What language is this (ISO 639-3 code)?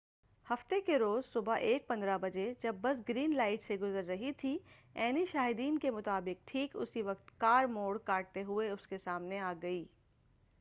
urd